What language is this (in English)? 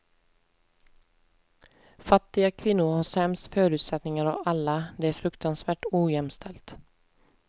Swedish